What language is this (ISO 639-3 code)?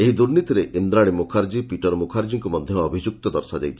ori